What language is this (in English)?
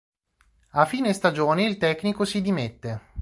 Italian